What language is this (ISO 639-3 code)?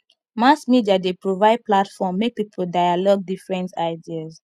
pcm